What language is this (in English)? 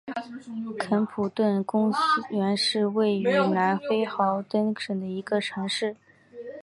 Chinese